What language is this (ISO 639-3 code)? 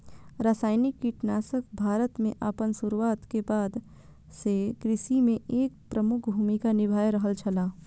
mai